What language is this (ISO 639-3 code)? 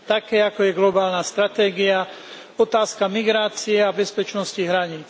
slk